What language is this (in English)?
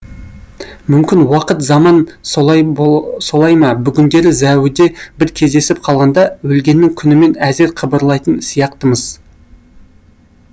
Kazakh